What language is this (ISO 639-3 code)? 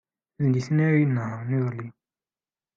kab